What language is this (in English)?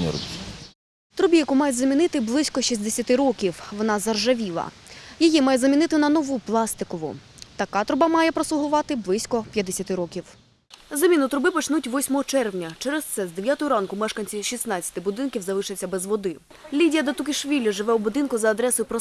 Ukrainian